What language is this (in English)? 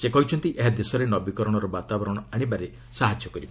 Odia